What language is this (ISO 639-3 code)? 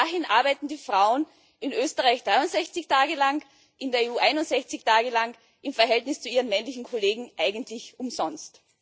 deu